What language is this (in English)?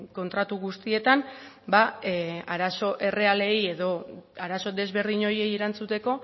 Basque